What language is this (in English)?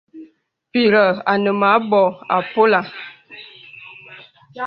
Bebele